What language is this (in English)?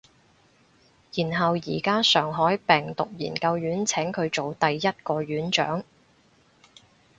Cantonese